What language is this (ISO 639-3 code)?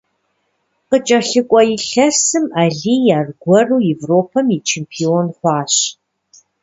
kbd